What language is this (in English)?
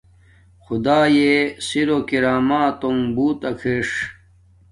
Domaaki